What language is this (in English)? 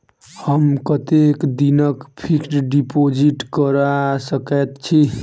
Maithili